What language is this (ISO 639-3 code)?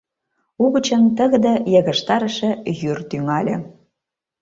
chm